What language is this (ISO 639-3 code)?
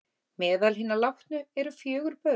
isl